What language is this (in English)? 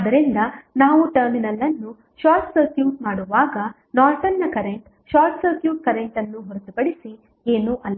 Kannada